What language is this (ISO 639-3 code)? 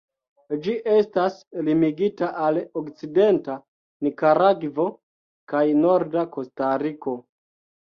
epo